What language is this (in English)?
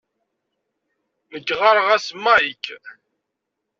Kabyle